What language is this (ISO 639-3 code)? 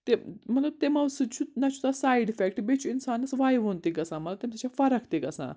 kas